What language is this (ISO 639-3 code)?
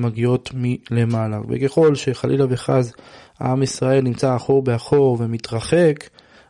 heb